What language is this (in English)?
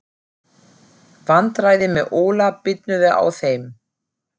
Icelandic